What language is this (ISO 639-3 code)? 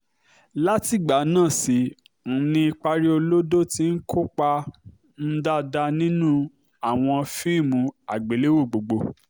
yor